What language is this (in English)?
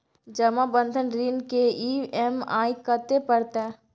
Maithili